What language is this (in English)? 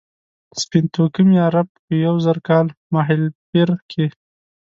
Pashto